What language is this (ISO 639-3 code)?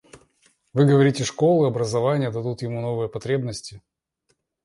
rus